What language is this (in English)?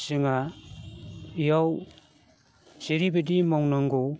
Bodo